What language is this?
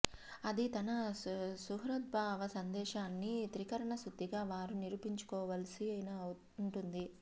Telugu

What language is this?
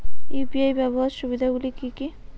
Bangla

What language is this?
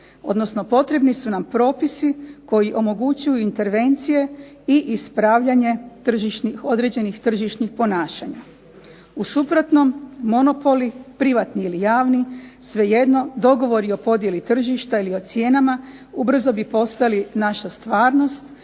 Croatian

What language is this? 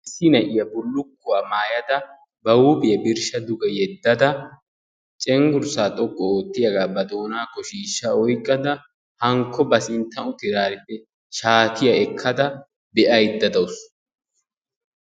Wolaytta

